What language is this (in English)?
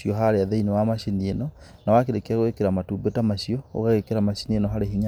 Kikuyu